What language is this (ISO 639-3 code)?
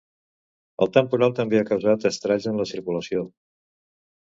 cat